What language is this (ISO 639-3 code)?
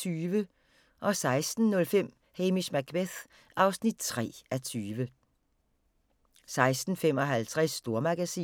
dan